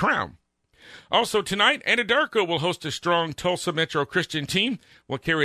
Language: English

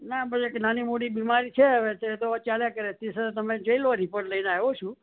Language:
Gujarati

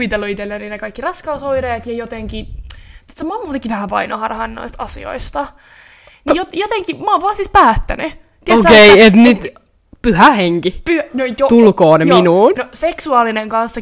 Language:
Finnish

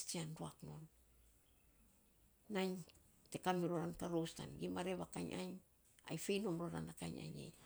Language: Saposa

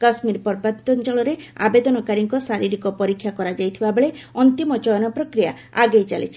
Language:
Odia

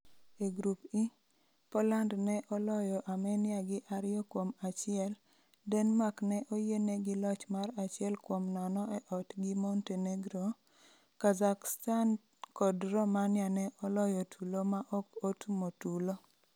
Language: Luo (Kenya and Tanzania)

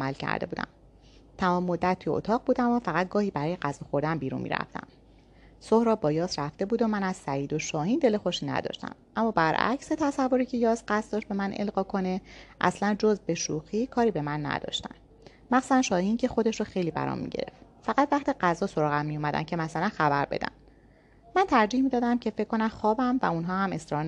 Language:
Persian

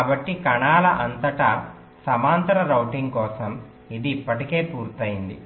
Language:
Telugu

